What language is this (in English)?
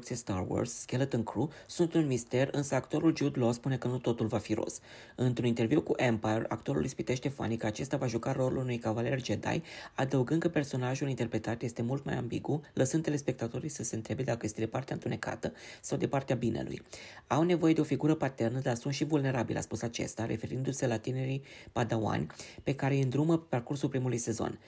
Romanian